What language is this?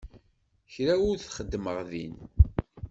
Kabyle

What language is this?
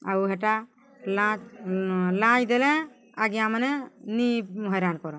Odia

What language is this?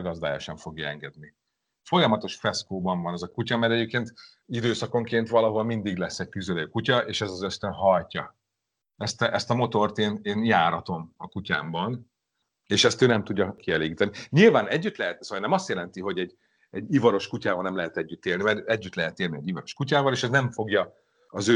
Hungarian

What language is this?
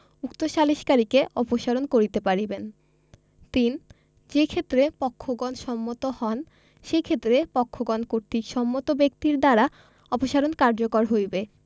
Bangla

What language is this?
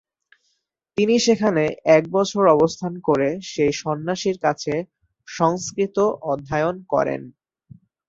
Bangla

